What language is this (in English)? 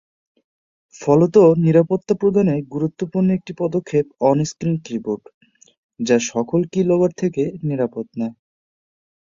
Bangla